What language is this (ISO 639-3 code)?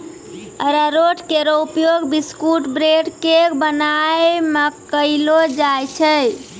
mai